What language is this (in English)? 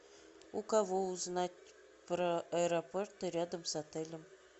Russian